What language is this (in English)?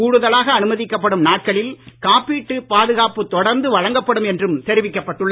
Tamil